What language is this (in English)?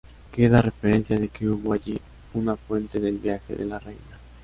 Spanish